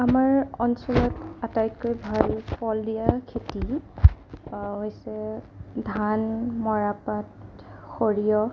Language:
Assamese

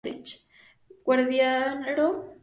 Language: Spanish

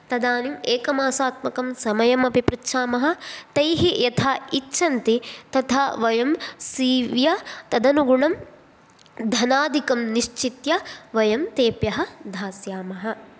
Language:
Sanskrit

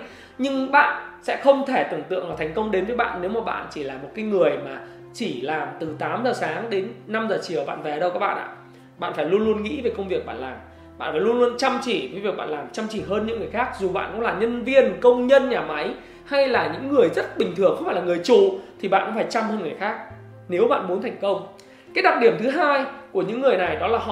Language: Vietnamese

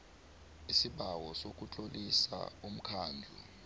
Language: South Ndebele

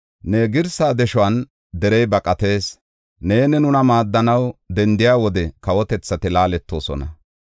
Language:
Gofa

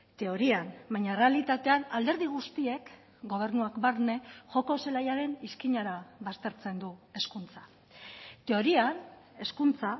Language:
Basque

